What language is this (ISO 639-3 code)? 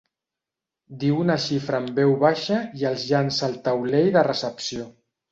cat